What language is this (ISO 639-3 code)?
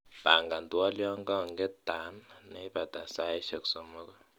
kln